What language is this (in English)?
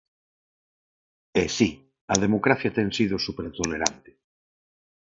Galician